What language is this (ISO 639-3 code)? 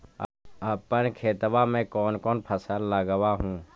mag